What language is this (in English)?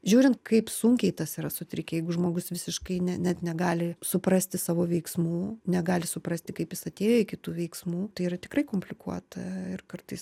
Lithuanian